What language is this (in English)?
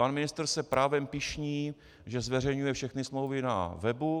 Czech